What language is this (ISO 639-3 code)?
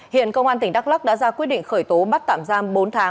vie